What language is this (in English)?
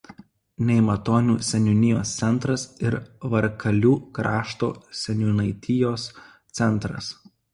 Lithuanian